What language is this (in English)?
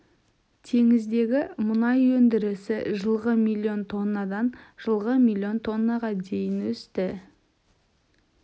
Kazakh